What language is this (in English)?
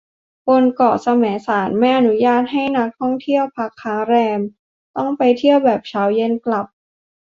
Thai